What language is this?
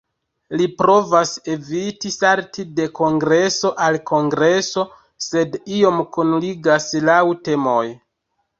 Esperanto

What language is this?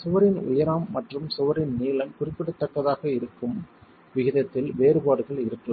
Tamil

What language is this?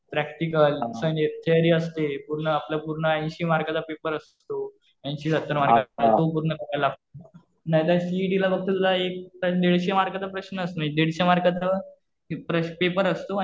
Marathi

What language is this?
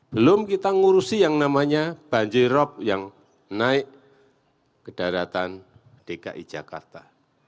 Indonesian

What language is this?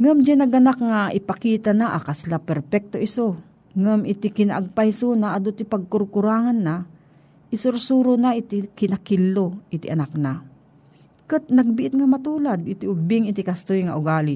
Filipino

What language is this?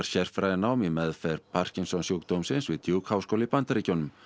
Icelandic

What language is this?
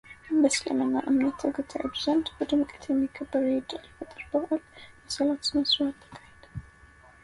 Amharic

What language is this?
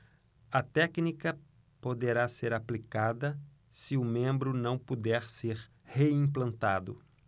Portuguese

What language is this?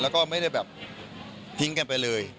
Thai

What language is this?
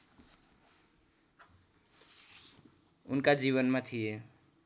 Nepali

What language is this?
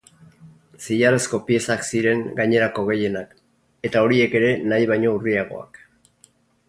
Basque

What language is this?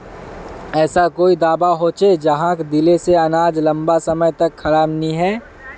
Magahi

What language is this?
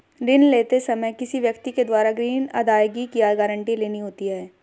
Hindi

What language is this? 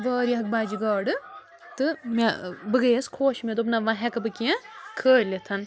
Kashmiri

